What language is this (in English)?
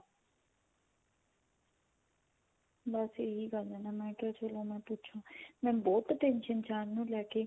Punjabi